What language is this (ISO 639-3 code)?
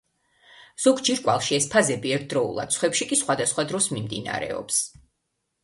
kat